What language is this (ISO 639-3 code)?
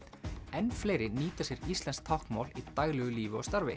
isl